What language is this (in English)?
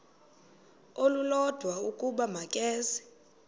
Xhosa